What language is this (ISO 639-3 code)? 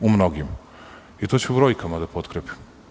srp